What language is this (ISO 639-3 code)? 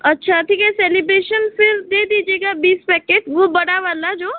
hin